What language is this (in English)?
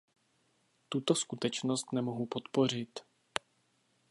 Czech